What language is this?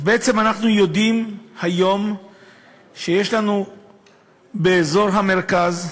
Hebrew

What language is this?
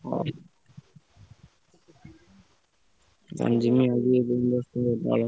Odia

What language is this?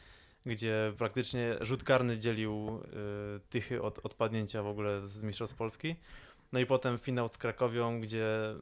Polish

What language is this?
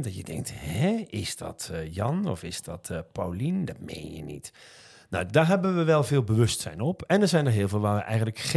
Dutch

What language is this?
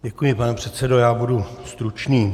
Czech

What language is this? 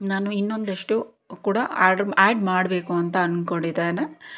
Kannada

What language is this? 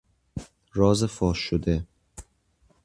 Persian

